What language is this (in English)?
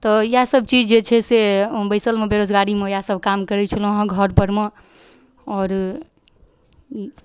Maithili